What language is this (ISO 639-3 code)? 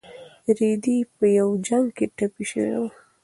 pus